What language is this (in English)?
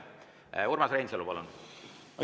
Estonian